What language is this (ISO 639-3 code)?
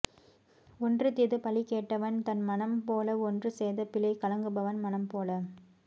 tam